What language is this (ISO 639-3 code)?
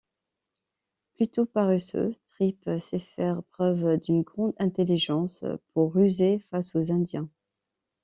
fra